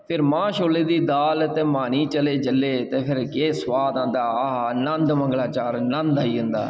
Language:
Dogri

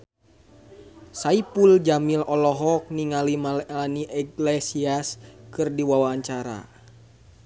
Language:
Sundanese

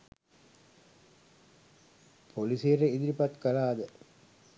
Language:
Sinhala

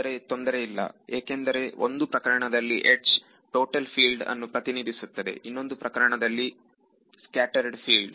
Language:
Kannada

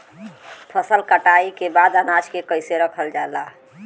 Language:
Bhojpuri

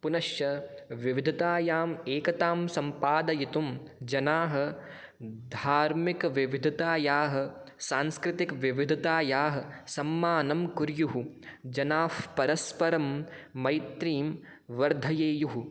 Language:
Sanskrit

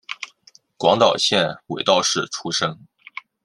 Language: Chinese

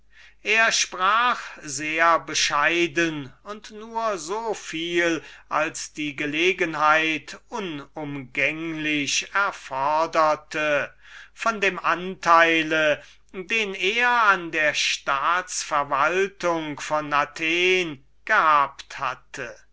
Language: German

